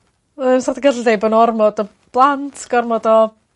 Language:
Welsh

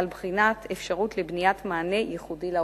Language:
Hebrew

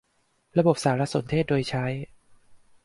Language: Thai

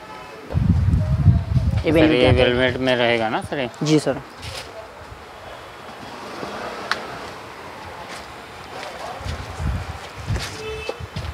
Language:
Hindi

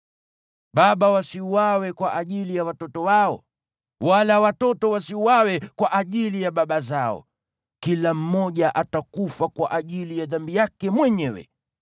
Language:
Swahili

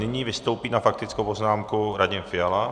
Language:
Czech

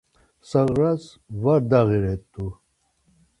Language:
Laz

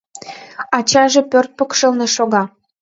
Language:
Mari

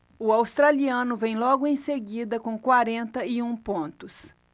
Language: Portuguese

